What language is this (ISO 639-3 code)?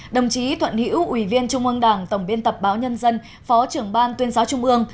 vie